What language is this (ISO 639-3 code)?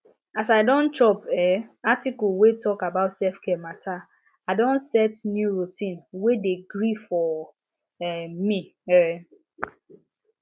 pcm